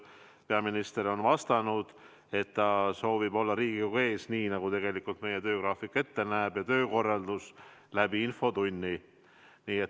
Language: Estonian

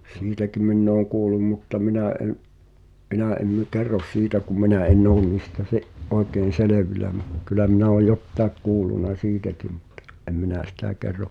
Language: Finnish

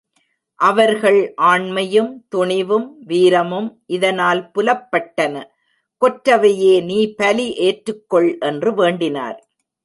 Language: Tamil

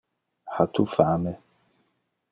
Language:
Interlingua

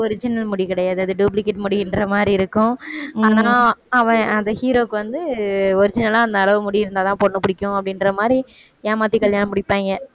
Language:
Tamil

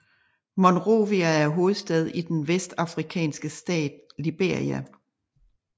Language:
Danish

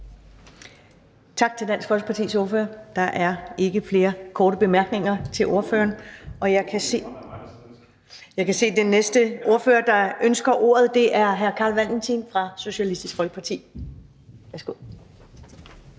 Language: Danish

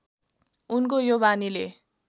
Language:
Nepali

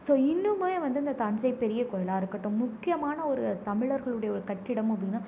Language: Tamil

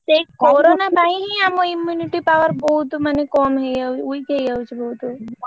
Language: Odia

